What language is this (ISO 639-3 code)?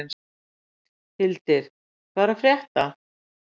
isl